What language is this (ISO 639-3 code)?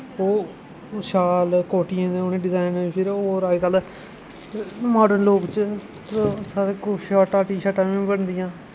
doi